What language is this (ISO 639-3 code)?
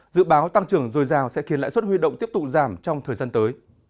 vie